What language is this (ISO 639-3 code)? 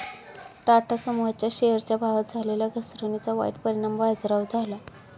mar